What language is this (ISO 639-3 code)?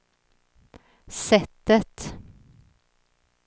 swe